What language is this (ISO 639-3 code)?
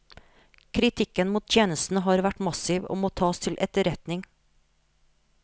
nor